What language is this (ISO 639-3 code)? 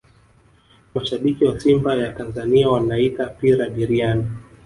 swa